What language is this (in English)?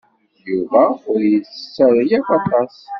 Kabyle